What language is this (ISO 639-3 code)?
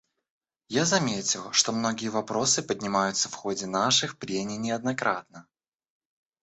rus